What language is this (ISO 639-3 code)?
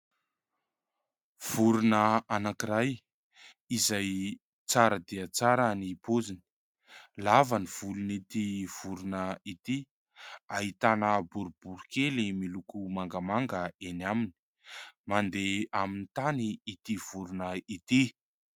mlg